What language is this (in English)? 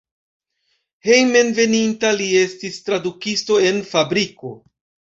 Esperanto